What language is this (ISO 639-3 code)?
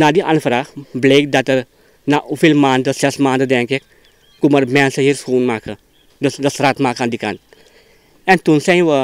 nld